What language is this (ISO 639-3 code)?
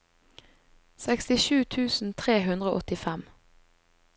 nor